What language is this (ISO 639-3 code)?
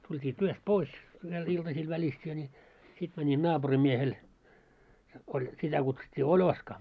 fin